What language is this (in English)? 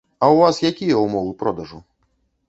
Belarusian